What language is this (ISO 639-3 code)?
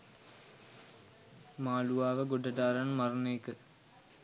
sin